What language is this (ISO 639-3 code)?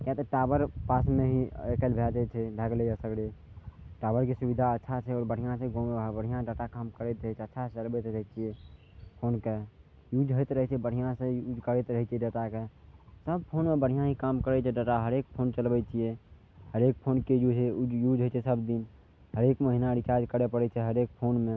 mai